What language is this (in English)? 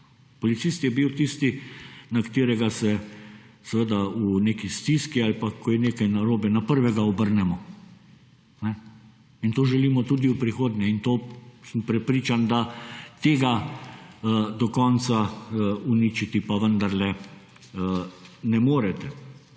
Slovenian